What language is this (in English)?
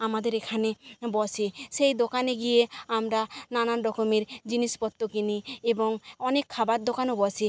Bangla